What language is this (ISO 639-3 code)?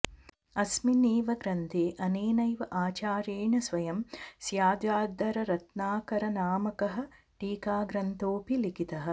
san